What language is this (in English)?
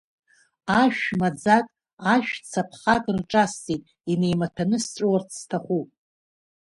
Abkhazian